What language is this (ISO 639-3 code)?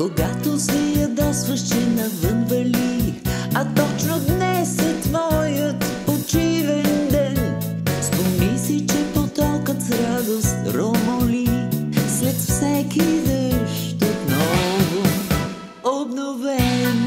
bul